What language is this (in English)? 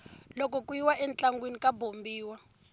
Tsonga